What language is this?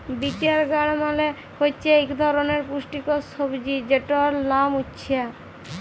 Bangla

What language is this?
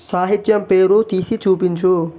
Telugu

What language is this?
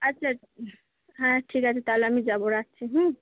Bangla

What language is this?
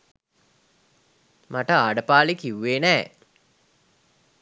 Sinhala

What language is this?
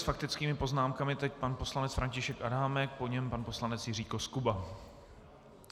Czech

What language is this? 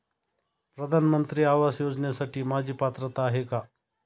Marathi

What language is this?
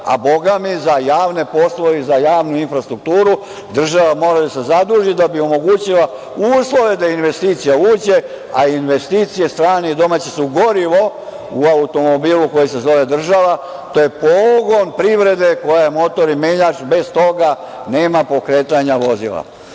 Serbian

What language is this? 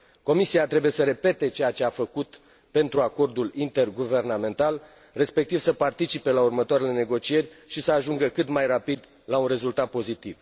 Romanian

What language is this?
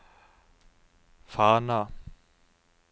Norwegian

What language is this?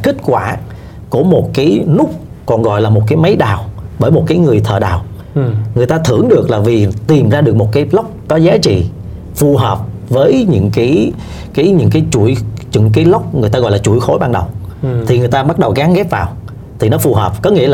Vietnamese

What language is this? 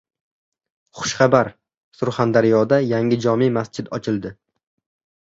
Uzbek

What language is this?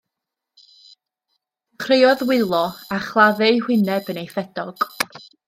Welsh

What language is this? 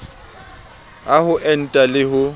Southern Sotho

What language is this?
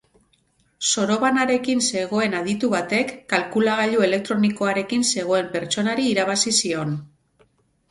Basque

